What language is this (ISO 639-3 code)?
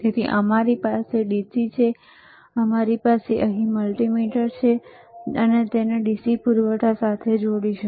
guj